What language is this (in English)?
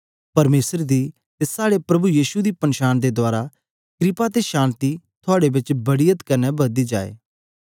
Dogri